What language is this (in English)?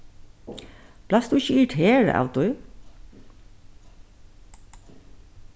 Faroese